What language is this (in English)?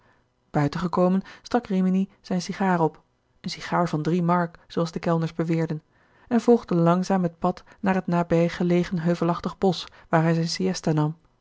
Dutch